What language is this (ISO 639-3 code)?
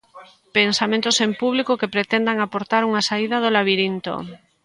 glg